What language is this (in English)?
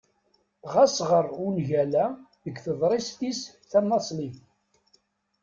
Kabyle